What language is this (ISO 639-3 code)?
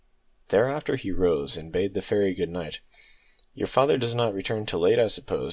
eng